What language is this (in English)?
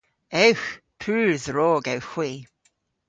Cornish